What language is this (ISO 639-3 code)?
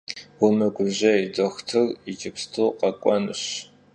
kbd